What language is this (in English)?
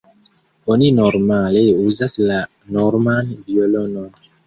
Esperanto